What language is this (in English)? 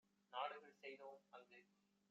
Tamil